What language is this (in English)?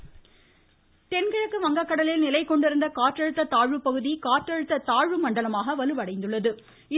Tamil